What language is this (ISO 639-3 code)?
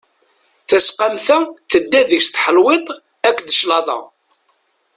kab